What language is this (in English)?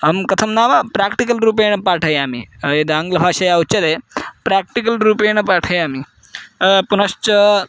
Sanskrit